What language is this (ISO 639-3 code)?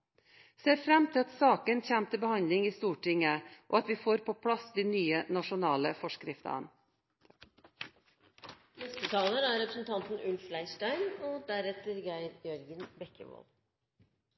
nob